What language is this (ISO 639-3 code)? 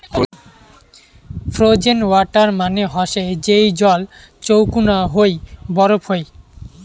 ben